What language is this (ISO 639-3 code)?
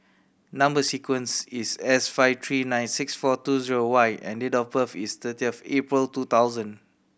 eng